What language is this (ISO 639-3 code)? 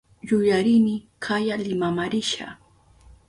qup